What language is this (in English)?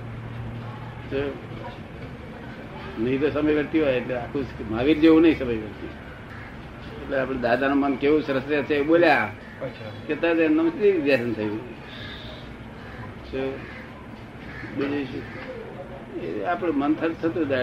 Gujarati